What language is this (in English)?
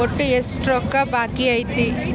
Kannada